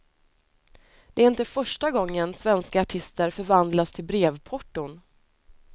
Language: Swedish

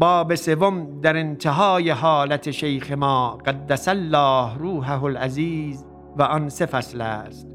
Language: Persian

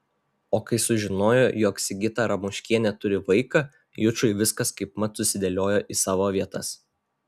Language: Lithuanian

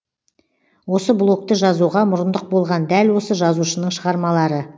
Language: Kazakh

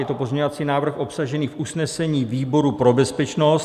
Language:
Czech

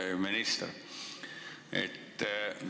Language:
Estonian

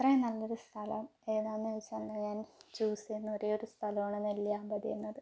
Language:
Malayalam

